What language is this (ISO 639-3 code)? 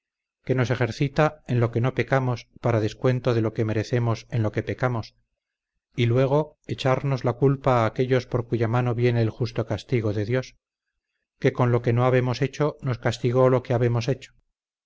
spa